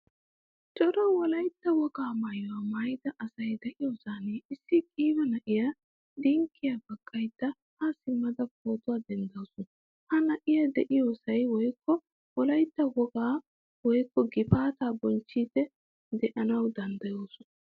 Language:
Wolaytta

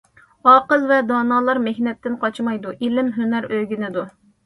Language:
Uyghur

